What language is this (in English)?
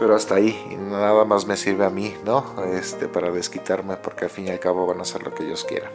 Spanish